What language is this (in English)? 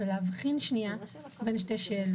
Hebrew